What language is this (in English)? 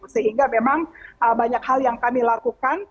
Indonesian